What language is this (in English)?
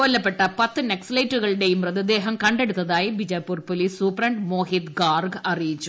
Malayalam